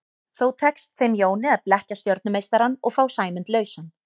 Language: Icelandic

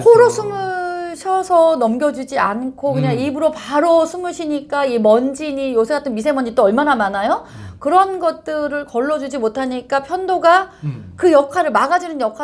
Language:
Korean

